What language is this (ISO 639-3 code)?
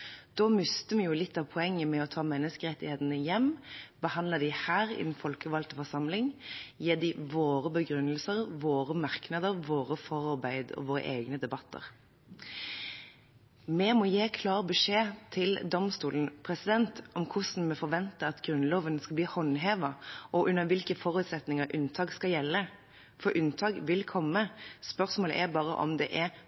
nob